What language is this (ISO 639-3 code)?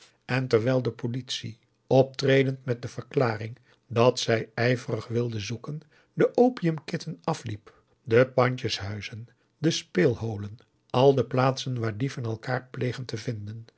nld